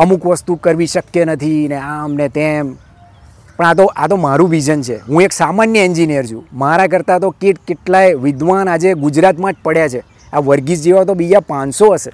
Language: Gujarati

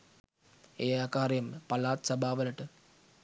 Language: Sinhala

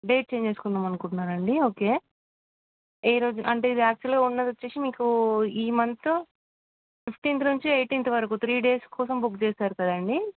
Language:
Telugu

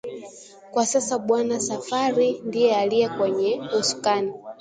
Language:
Swahili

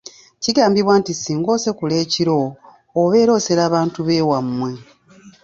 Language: Ganda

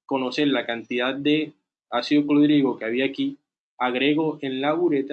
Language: Spanish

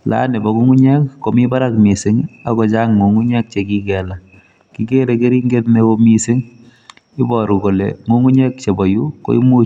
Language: Kalenjin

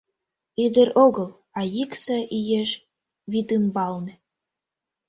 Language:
Mari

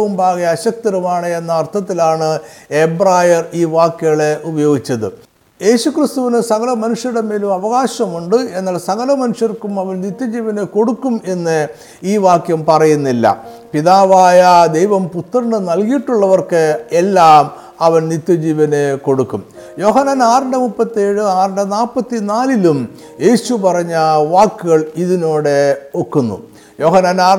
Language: Malayalam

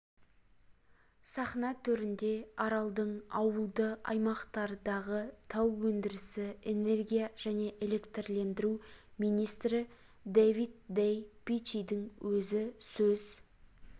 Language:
Kazakh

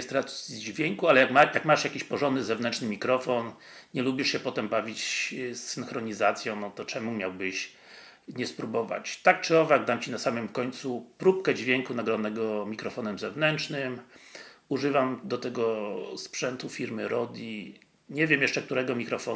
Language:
Polish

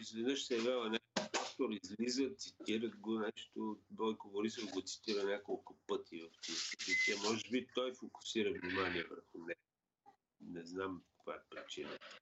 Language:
Bulgarian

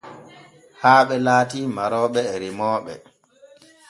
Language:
Borgu Fulfulde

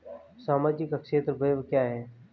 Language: Hindi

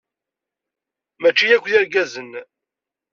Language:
Kabyle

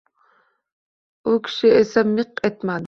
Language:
Uzbek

